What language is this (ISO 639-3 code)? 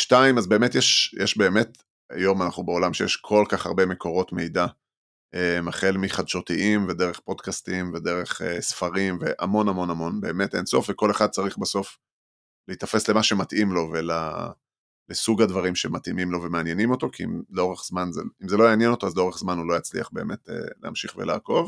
heb